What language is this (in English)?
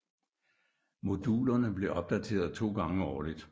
Danish